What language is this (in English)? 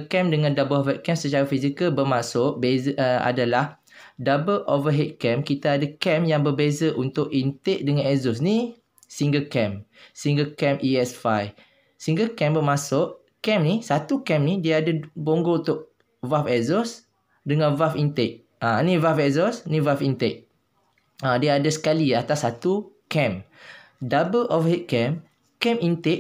Malay